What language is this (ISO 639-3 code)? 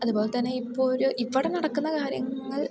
mal